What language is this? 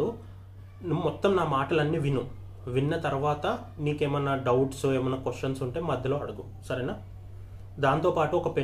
Telugu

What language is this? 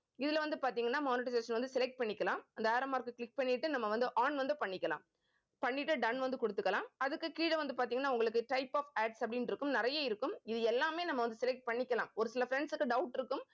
Tamil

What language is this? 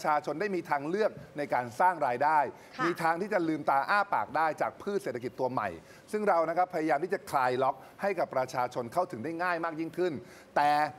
Thai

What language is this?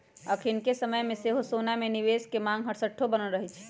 Magahi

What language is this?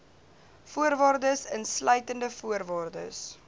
Afrikaans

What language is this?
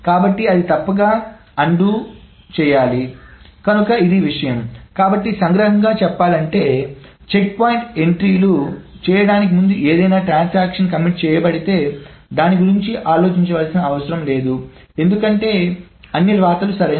Telugu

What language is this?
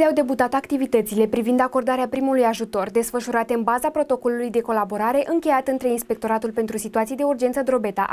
Romanian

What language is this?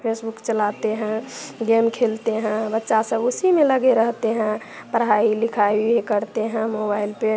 Hindi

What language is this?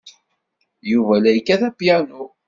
Kabyle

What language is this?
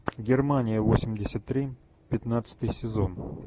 Russian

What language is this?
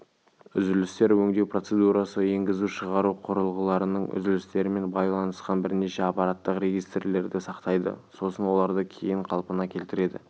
Kazakh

